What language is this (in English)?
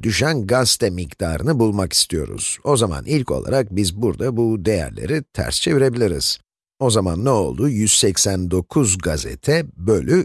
Turkish